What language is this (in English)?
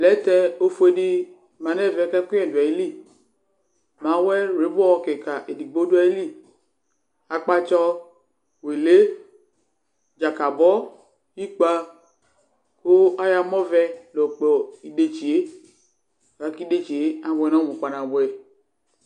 Ikposo